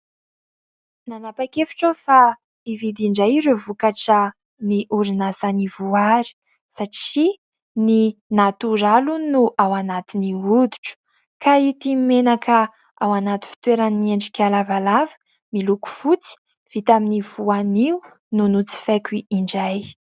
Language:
Malagasy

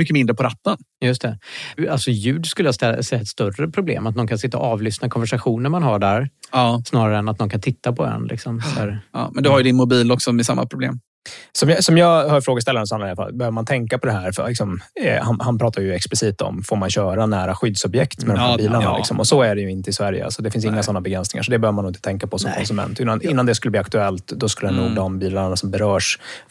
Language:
Swedish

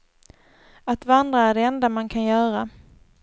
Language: Swedish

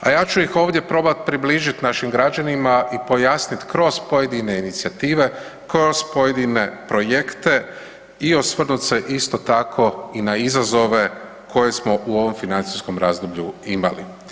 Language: Croatian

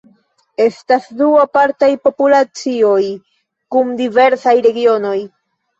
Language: Esperanto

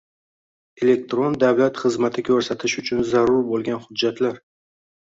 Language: Uzbek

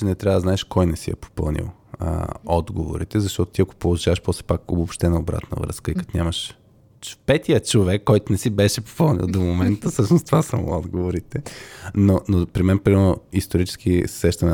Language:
Bulgarian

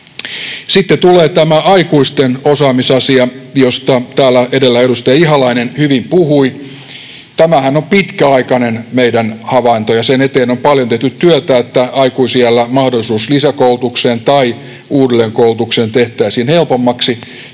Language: Finnish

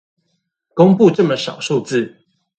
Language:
Chinese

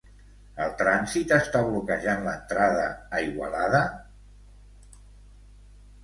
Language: Catalan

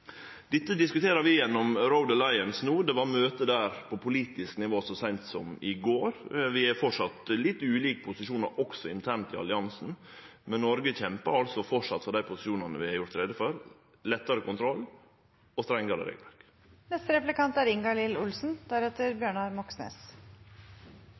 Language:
Norwegian Nynorsk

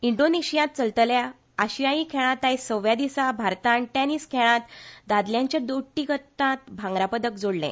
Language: Konkani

